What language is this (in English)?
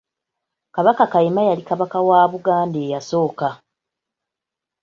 Ganda